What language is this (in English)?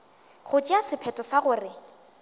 Northern Sotho